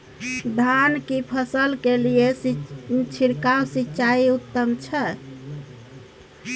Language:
Maithili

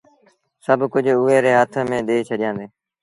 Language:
Sindhi Bhil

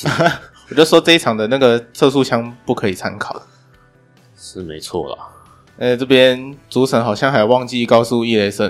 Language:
Chinese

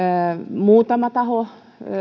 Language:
Finnish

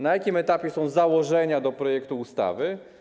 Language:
Polish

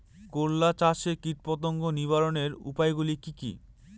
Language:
Bangla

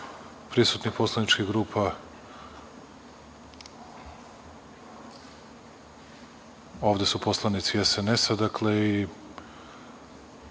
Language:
Serbian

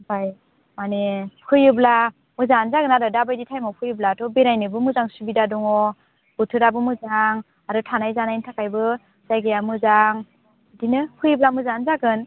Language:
Bodo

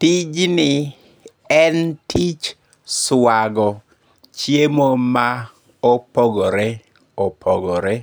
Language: Luo (Kenya and Tanzania)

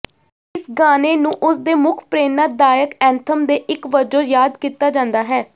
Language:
Punjabi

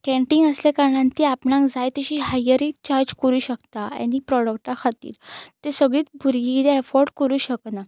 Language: Konkani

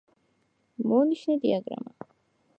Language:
Georgian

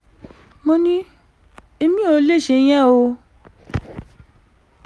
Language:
Yoruba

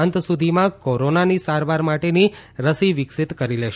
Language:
Gujarati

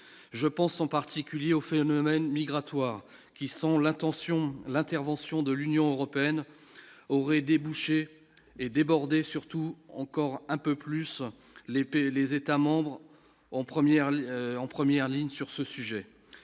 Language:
French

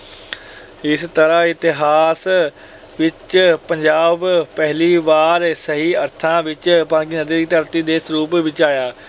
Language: Punjabi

